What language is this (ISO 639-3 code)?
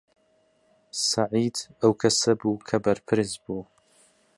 ckb